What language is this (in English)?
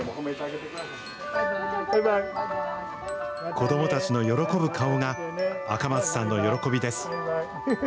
Japanese